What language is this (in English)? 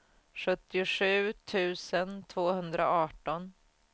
Swedish